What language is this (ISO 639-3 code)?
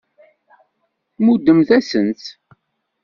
kab